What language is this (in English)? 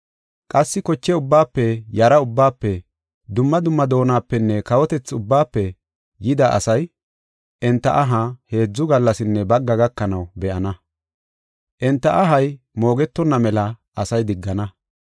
Gofa